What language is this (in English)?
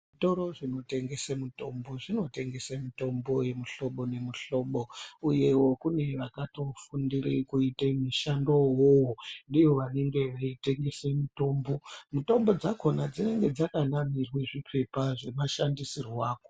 Ndau